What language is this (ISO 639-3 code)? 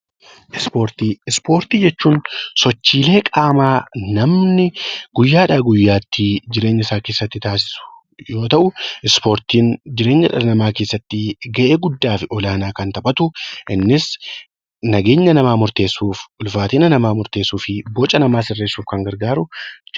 orm